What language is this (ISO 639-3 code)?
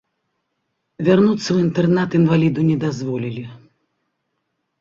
bel